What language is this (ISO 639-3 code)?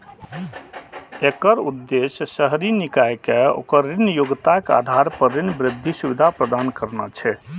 mai